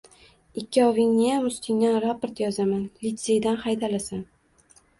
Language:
Uzbek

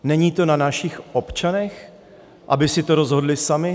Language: Czech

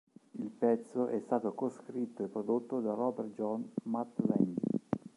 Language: Italian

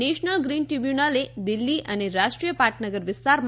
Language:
Gujarati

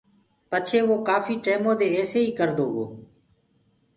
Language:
Gurgula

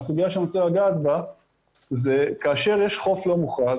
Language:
Hebrew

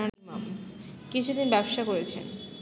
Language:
Bangla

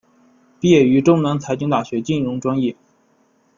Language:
Chinese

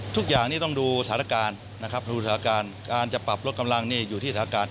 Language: Thai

